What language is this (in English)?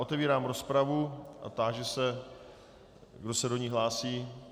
Czech